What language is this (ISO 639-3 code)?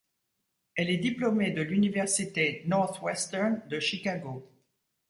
fra